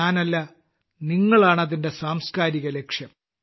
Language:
Malayalam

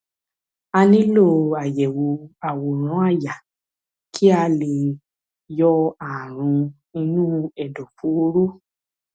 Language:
Yoruba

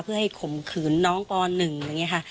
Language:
Thai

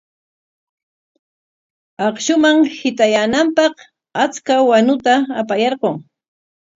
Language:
Corongo Ancash Quechua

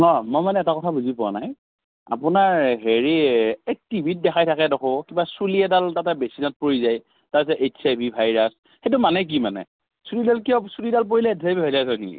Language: Assamese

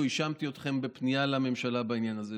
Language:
Hebrew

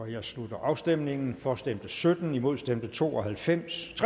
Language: Danish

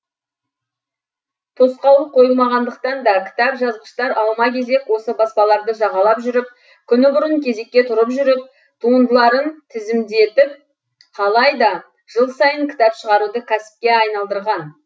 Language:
Kazakh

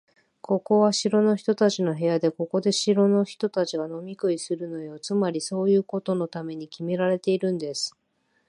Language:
Japanese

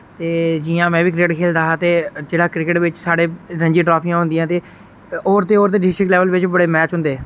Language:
Dogri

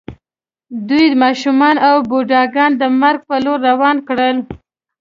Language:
Pashto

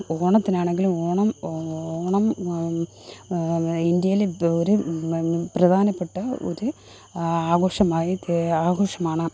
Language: Malayalam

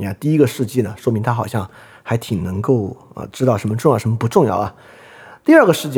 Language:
Chinese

